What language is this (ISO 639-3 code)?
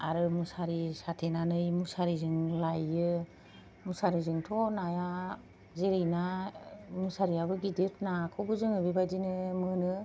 brx